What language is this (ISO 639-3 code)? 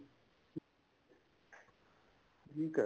pan